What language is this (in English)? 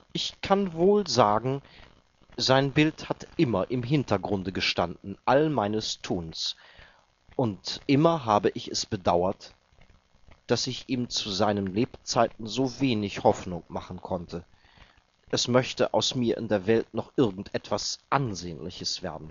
German